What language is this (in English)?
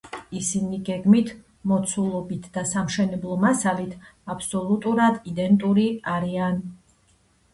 Georgian